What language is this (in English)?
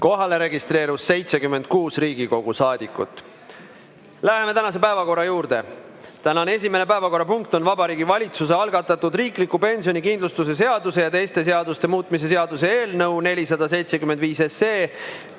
Estonian